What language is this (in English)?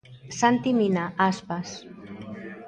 Galician